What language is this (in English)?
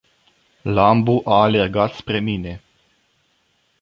Romanian